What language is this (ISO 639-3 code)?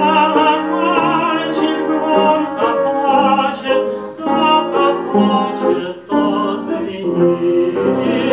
ron